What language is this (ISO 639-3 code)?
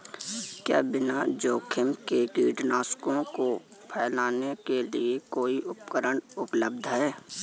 hin